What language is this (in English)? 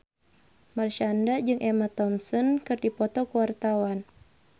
Sundanese